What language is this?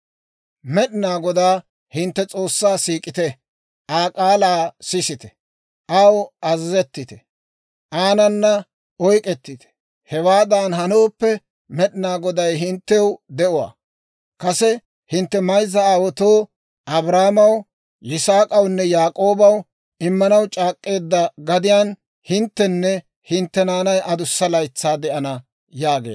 Dawro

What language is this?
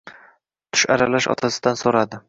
Uzbek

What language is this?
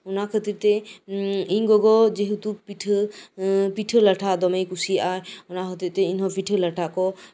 Santali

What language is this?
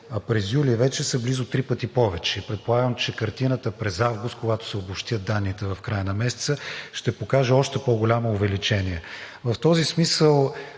Bulgarian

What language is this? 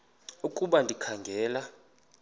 Xhosa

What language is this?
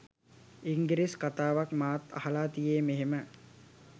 Sinhala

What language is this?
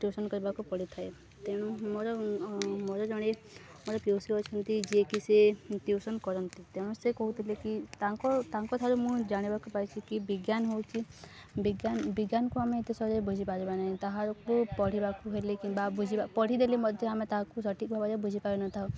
Odia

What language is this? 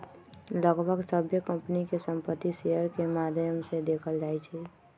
Magahi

